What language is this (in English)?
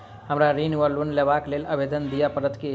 Maithili